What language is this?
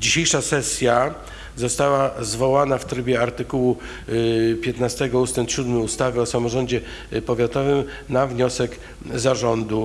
Polish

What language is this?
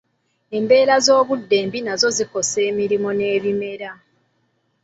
Ganda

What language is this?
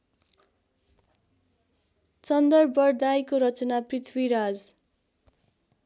Nepali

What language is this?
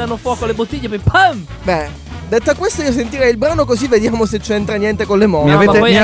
Italian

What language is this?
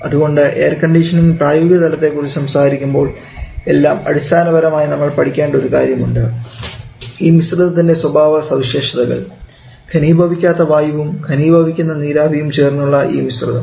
Malayalam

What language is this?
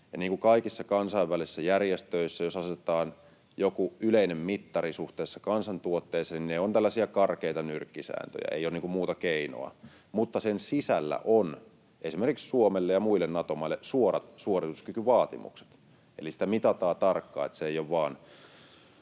Finnish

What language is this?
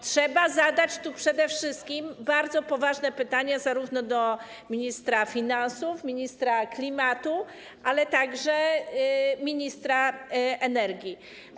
Polish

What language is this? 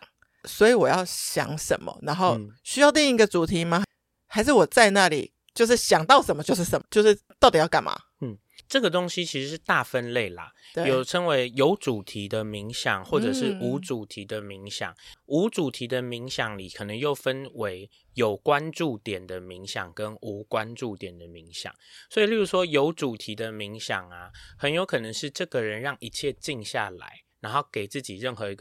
Chinese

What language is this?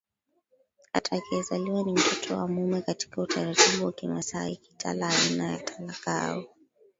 Swahili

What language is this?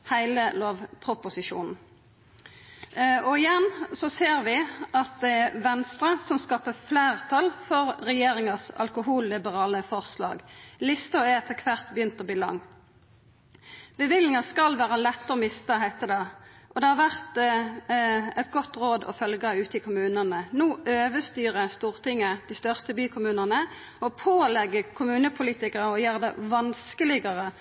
Norwegian Nynorsk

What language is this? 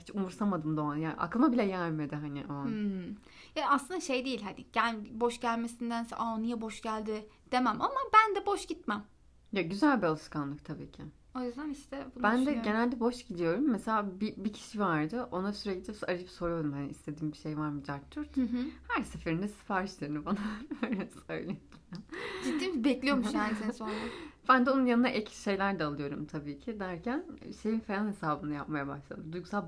Turkish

